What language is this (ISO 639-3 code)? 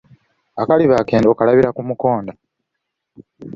lug